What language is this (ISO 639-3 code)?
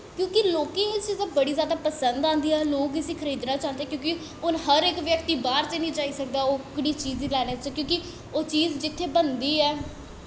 doi